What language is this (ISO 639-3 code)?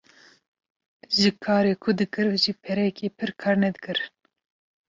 kur